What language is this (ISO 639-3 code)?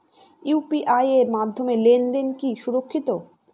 ben